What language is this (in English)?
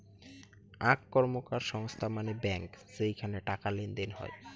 Bangla